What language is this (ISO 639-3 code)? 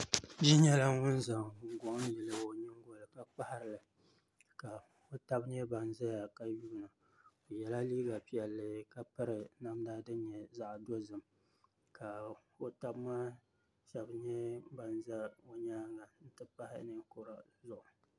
dag